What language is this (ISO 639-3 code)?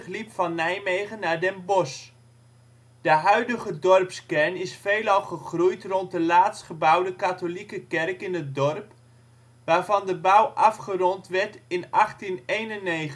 nld